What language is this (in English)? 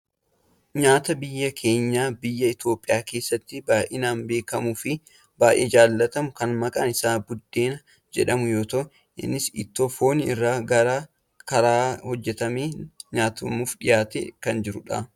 Oromo